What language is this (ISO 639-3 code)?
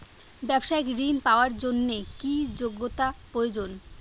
ben